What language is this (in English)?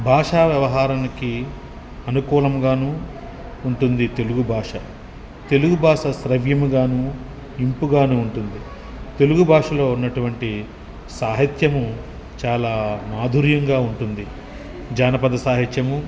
Telugu